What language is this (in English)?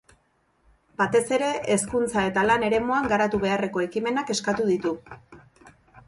Basque